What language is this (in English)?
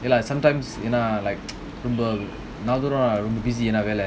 English